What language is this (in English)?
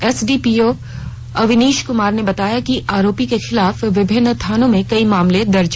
Hindi